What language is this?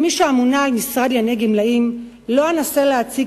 Hebrew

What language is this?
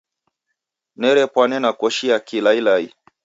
Taita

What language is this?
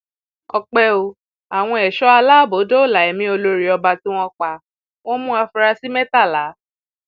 Yoruba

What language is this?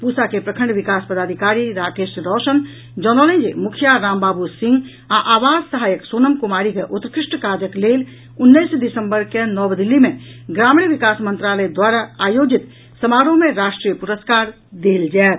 Maithili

